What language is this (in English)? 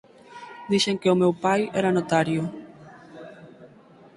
Galician